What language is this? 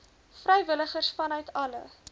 Afrikaans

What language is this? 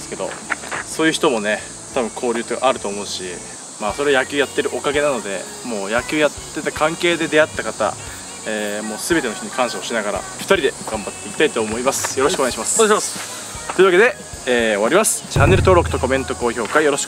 Japanese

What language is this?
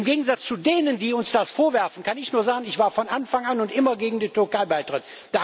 German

